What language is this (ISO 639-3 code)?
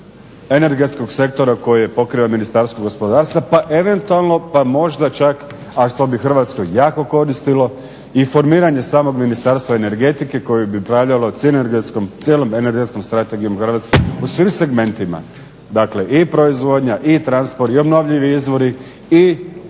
hrv